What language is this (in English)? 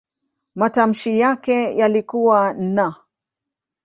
Swahili